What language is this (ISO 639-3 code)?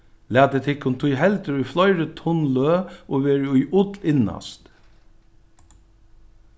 fao